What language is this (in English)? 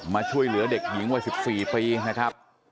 Thai